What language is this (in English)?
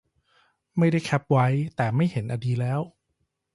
Thai